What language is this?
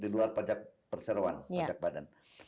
Indonesian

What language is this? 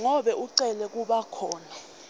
Swati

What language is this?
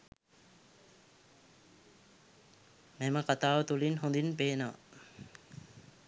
Sinhala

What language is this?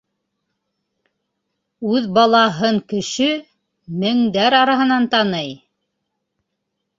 Bashkir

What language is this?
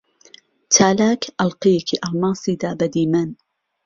Central Kurdish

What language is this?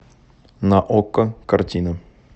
Russian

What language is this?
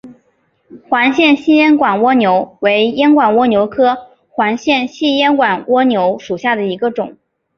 Chinese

